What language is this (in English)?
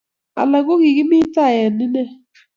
Kalenjin